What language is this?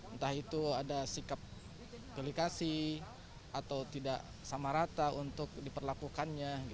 Indonesian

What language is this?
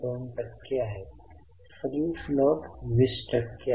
Marathi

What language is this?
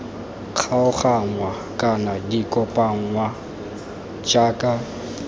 Tswana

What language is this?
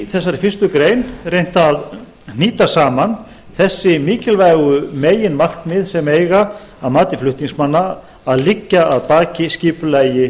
Icelandic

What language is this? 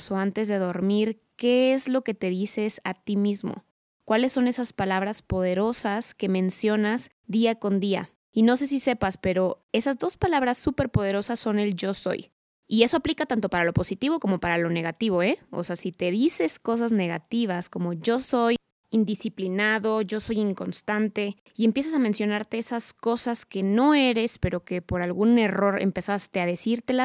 Spanish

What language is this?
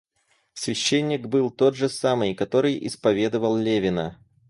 Russian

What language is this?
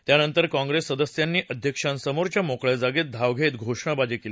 Marathi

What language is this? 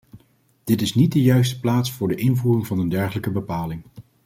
Dutch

